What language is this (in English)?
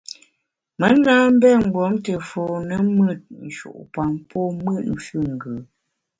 Bamun